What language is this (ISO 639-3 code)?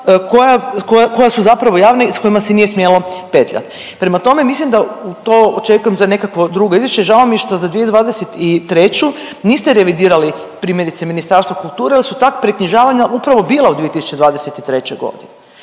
hrv